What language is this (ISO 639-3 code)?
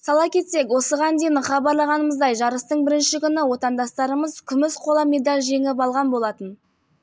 kaz